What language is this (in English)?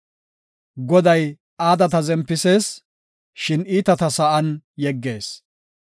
Gofa